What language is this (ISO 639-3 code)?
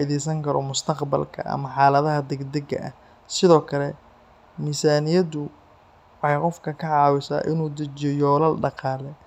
som